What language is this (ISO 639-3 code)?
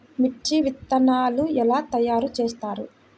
tel